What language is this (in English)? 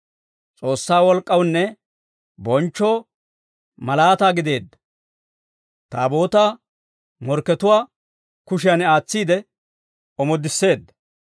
Dawro